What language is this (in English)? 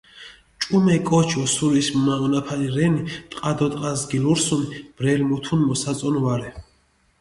Mingrelian